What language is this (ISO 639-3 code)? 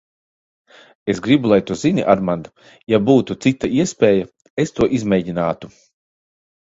lav